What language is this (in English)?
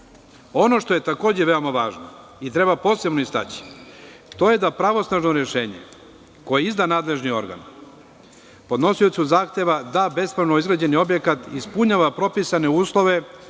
Serbian